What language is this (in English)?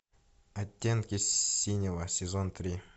Russian